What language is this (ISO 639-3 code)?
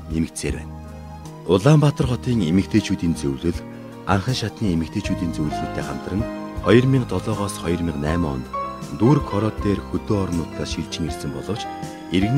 tur